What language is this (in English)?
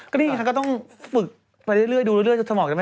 Thai